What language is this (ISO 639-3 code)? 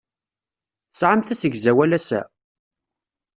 kab